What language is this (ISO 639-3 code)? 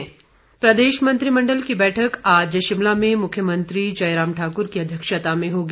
hin